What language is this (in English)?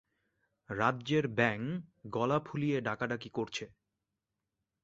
Bangla